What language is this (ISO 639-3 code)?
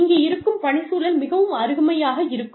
tam